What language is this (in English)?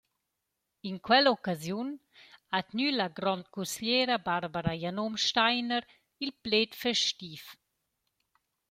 Romansh